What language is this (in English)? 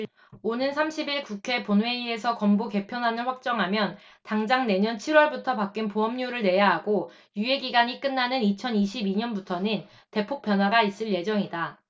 Korean